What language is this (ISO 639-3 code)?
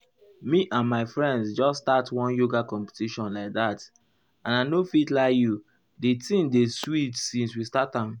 pcm